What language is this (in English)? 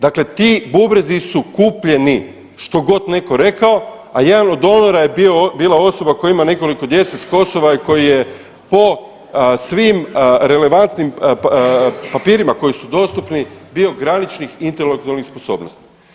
Croatian